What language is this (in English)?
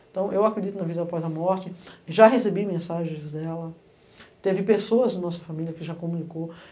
Portuguese